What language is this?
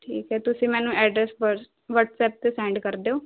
Punjabi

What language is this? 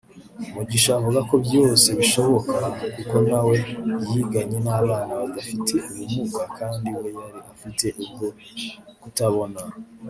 Kinyarwanda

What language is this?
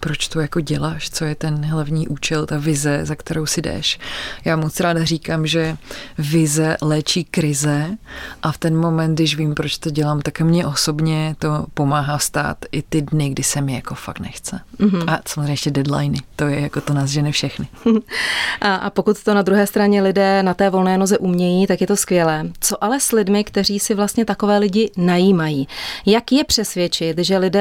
Czech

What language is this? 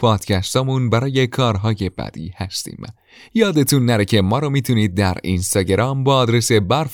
Persian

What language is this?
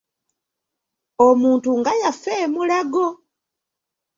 Ganda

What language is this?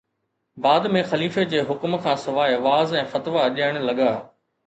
Sindhi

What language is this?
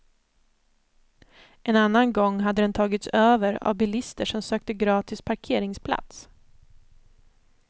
Swedish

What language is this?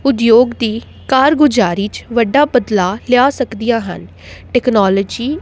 Punjabi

